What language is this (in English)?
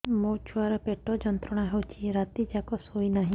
Odia